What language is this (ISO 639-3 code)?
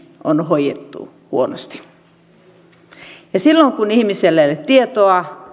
fin